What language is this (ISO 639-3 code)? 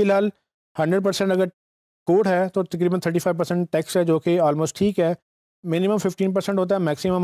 hin